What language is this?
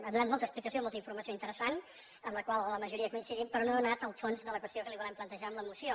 Catalan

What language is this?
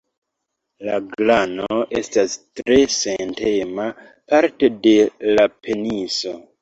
Esperanto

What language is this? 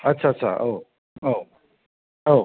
Bodo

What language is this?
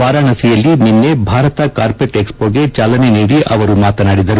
Kannada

